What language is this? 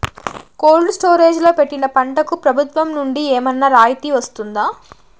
Telugu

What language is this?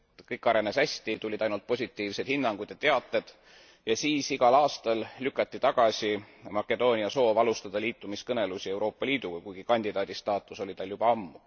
Estonian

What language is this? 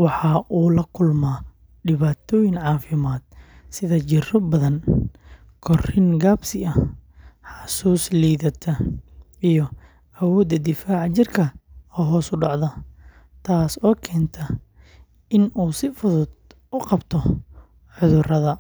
Somali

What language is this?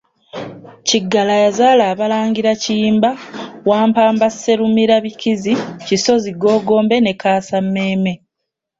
Ganda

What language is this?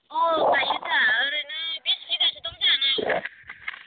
Bodo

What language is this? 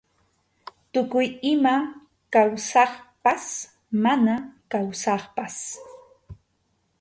Arequipa-La Unión Quechua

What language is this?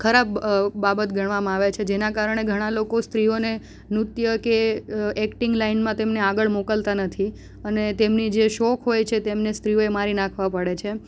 Gujarati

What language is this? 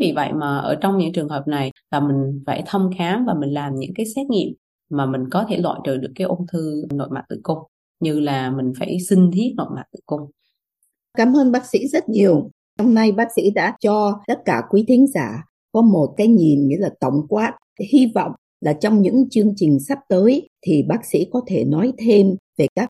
Vietnamese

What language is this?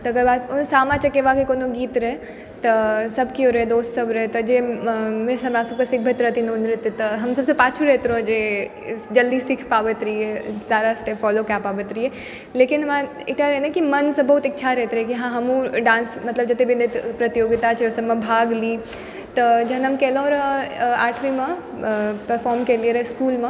Maithili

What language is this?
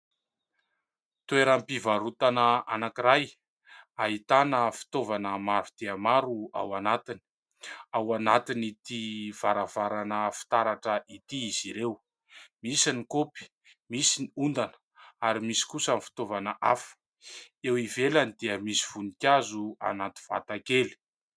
Malagasy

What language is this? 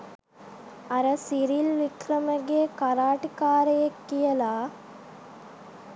Sinhala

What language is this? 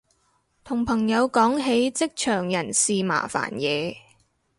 Cantonese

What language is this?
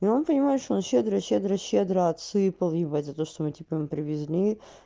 Russian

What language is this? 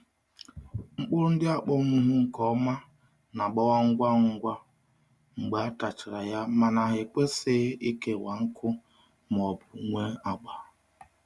Igbo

